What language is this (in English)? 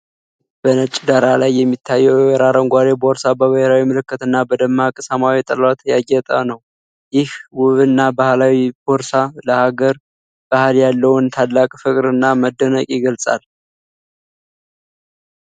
Amharic